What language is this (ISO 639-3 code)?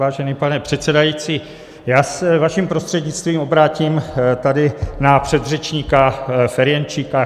ces